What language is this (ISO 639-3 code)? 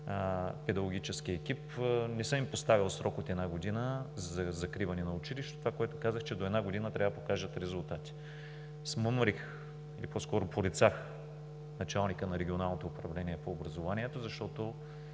bul